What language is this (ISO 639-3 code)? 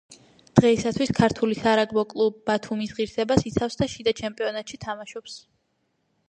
kat